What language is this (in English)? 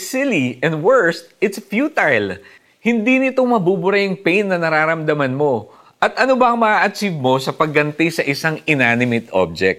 Filipino